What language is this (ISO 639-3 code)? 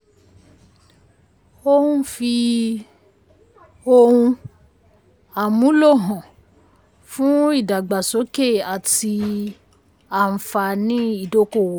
yor